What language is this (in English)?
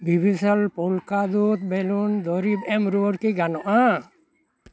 Santali